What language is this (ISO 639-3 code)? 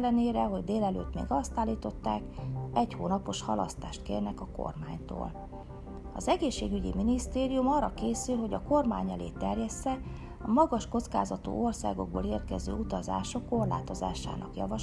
hun